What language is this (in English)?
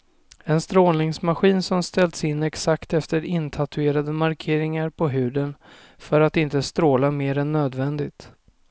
Swedish